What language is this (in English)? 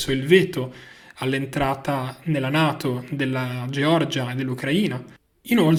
Italian